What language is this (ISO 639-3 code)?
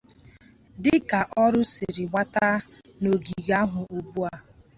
ibo